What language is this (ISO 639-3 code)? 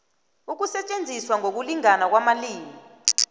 nbl